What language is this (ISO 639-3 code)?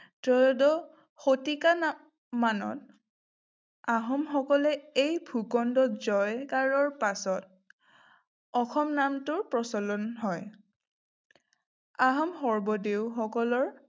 asm